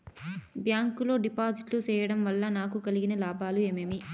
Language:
Telugu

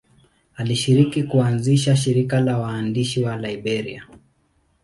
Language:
Swahili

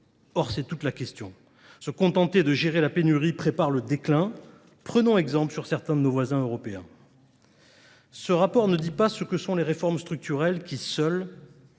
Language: French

